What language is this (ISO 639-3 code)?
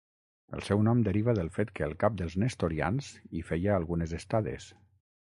cat